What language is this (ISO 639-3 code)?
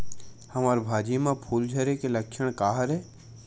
hne